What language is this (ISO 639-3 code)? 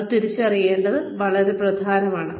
mal